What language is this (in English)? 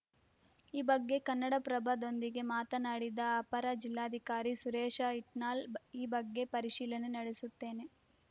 Kannada